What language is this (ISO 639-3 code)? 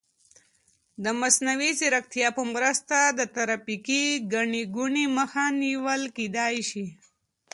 pus